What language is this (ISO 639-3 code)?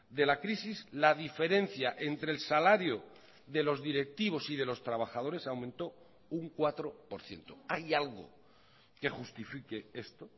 spa